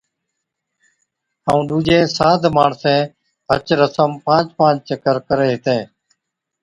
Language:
Od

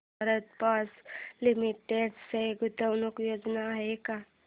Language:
Marathi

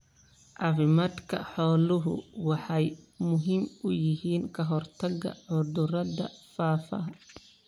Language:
Somali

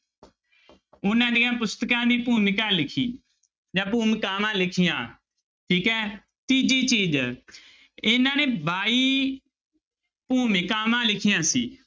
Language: Punjabi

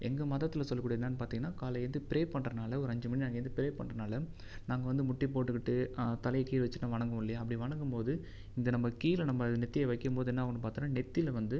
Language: Tamil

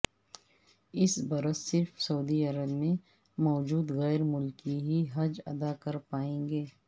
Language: Urdu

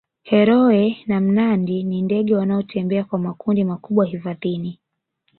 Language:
Swahili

